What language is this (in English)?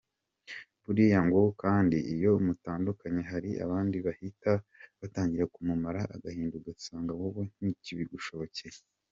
Kinyarwanda